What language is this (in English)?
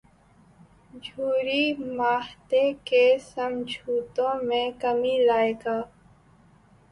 Urdu